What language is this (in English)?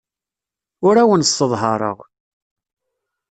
Kabyle